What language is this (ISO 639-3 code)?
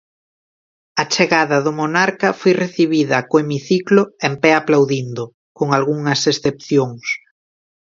glg